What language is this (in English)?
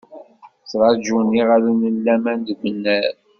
Kabyle